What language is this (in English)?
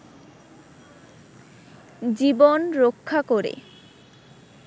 Bangla